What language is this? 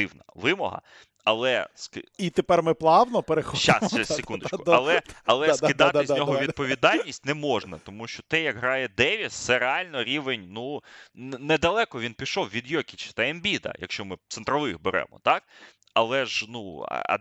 Ukrainian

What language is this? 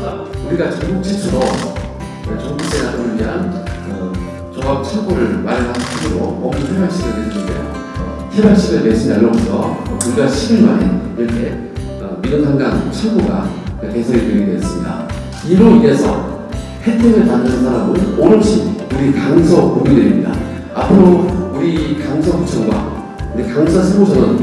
Korean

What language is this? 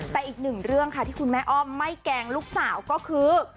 Thai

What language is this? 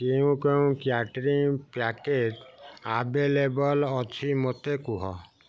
Odia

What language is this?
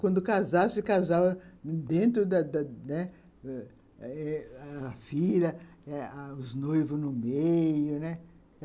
Portuguese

